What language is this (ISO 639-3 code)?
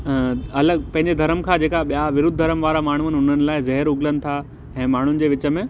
snd